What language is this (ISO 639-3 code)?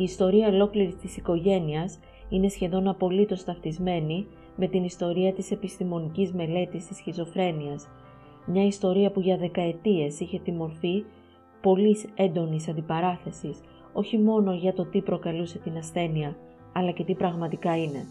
ell